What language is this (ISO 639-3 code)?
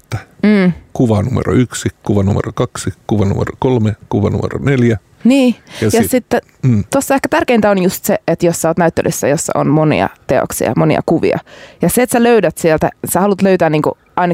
fin